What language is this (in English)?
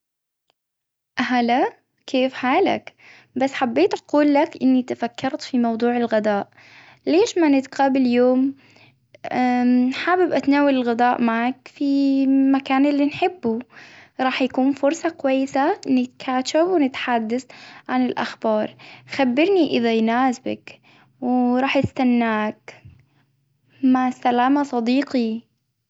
Hijazi Arabic